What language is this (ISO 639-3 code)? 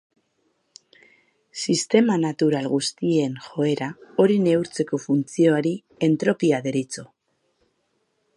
eus